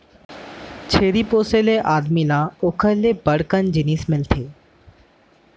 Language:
Chhattisgarhi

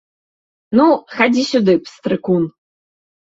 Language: Belarusian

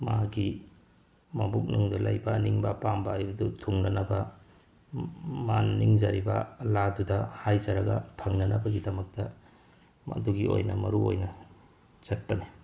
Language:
Manipuri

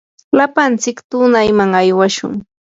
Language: Yanahuanca Pasco Quechua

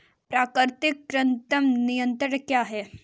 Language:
Hindi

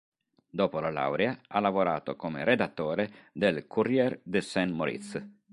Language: Italian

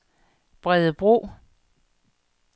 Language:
Danish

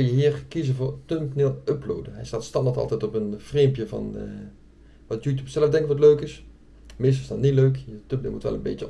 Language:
Dutch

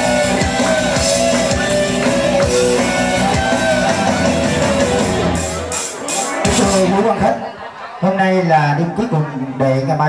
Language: Vietnamese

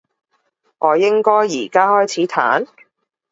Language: Cantonese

